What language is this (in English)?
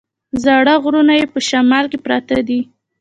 Pashto